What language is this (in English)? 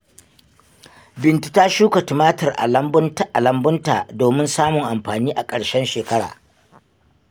Hausa